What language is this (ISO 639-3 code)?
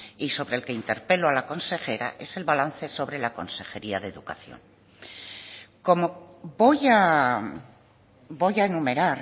spa